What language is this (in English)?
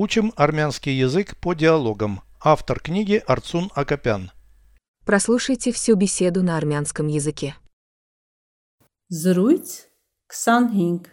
Russian